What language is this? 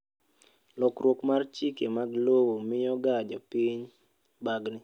Luo (Kenya and Tanzania)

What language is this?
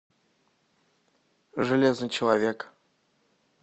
Russian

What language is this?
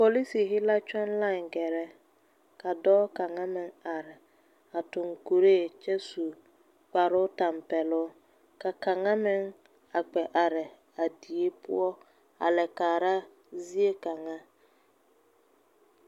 Southern Dagaare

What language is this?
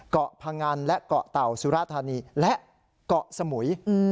Thai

